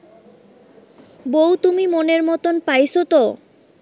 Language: Bangla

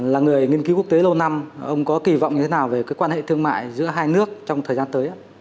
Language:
Vietnamese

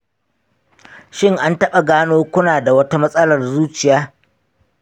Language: Hausa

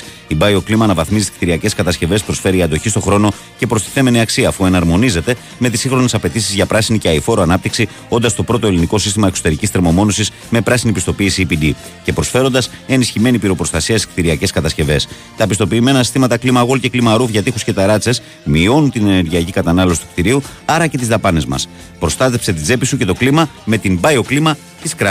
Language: Greek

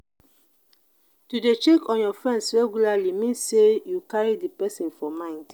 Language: Nigerian Pidgin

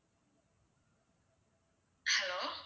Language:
Tamil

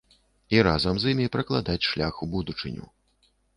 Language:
Belarusian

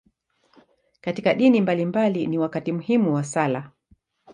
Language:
Swahili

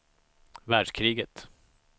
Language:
Swedish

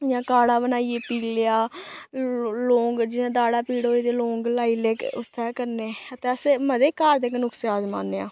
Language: Dogri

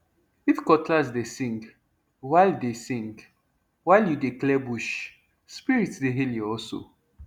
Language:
Nigerian Pidgin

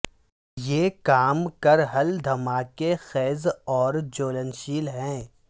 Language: Urdu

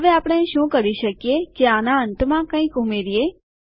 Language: Gujarati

